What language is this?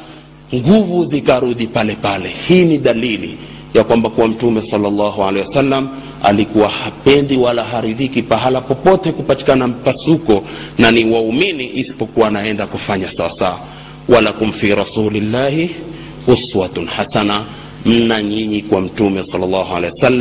Swahili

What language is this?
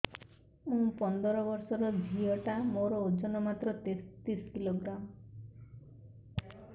Odia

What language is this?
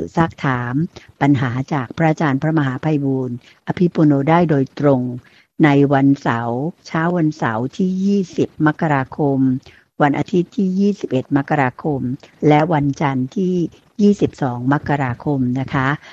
Thai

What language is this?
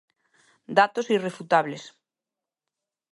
Galician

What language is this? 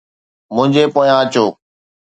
Sindhi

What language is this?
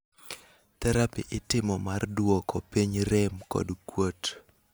Luo (Kenya and Tanzania)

